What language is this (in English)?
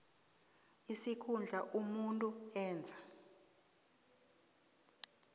South Ndebele